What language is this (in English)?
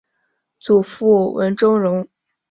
Chinese